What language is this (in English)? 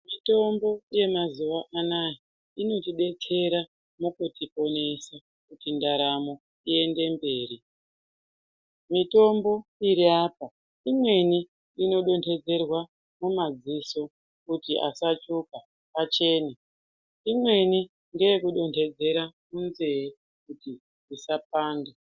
Ndau